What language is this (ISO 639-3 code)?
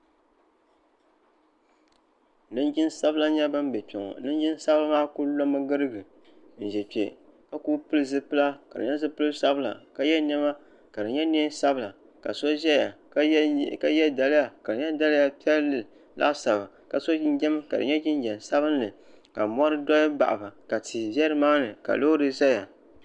dag